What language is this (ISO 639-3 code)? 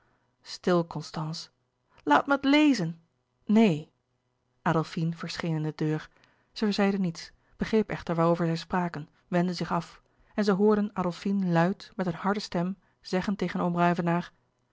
nld